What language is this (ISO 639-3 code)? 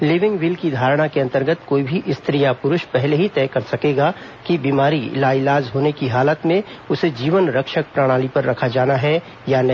hin